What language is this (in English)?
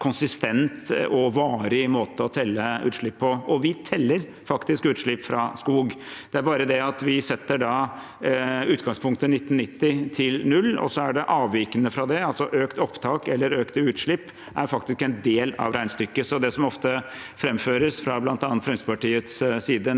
Norwegian